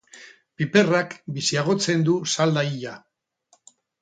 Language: Basque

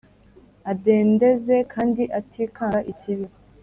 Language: Kinyarwanda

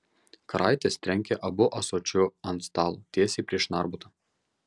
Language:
Lithuanian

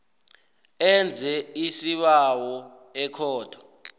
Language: South Ndebele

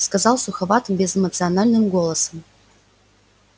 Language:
Russian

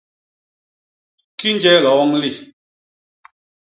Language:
Basaa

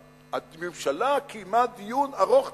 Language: Hebrew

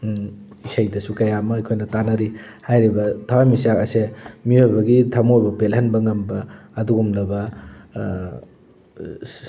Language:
Manipuri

